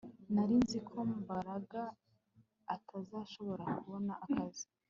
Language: Kinyarwanda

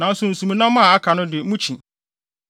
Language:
Akan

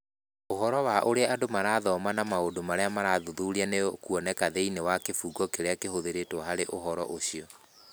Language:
Kikuyu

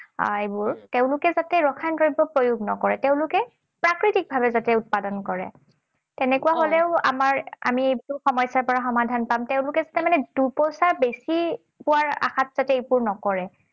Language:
Assamese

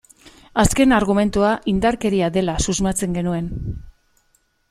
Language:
Basque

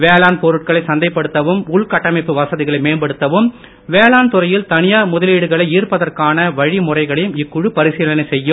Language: Tamil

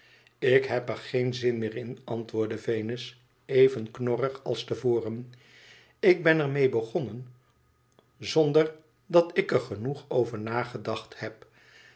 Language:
Dutch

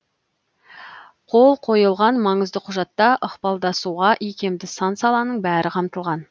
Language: Kazakh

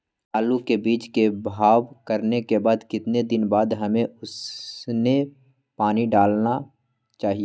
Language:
Magahi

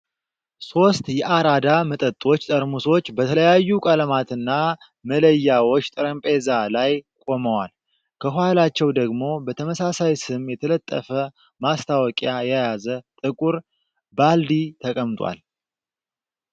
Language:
Amharic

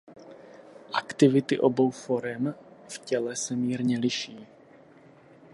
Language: Czech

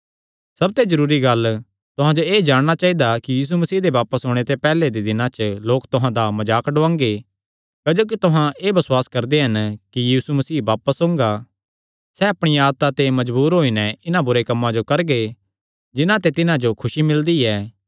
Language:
Kangri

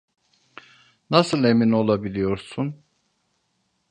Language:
Turkish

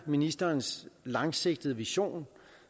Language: Danish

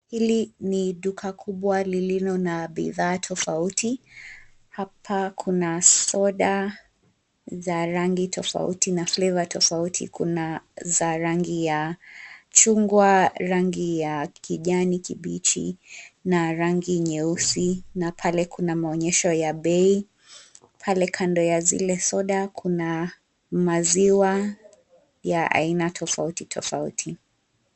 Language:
Swahili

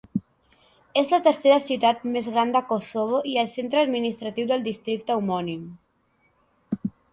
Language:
Catalan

